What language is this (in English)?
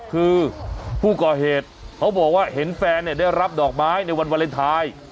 Thai